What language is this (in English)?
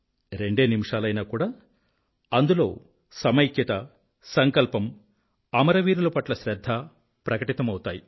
Telugu